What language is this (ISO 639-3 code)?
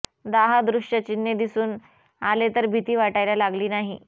mar